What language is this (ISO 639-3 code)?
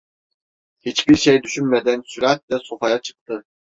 tur